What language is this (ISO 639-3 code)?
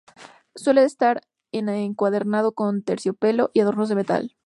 spa